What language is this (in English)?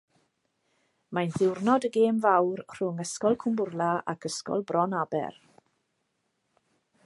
Welsh